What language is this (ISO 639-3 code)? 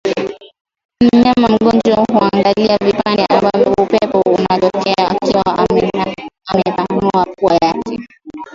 swa